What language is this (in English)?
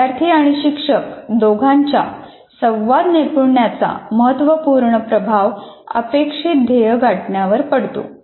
Marathi